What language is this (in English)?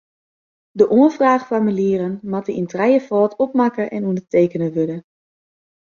Western Frisian